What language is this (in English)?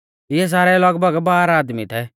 Mahasu Pahari